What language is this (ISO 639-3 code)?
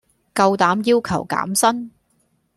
yue